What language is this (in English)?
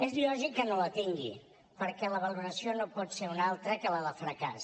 Catalan